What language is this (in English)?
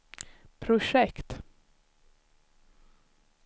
Swedish